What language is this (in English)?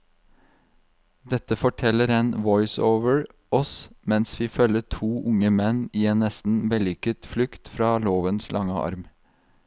Norwegian